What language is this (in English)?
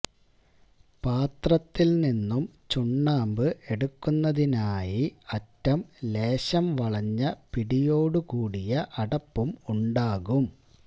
Malayalam